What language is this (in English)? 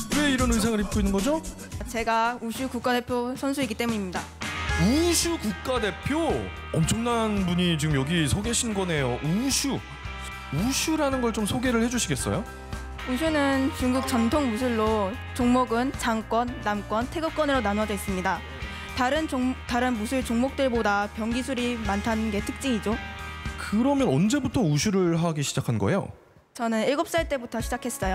Korean